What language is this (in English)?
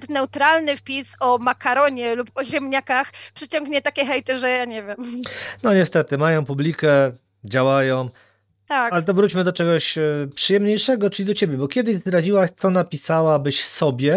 Polish